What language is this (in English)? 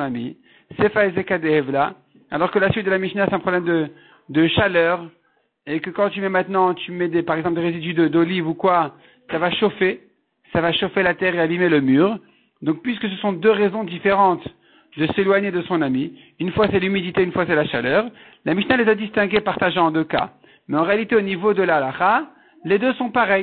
French